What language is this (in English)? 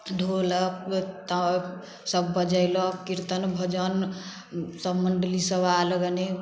Maithili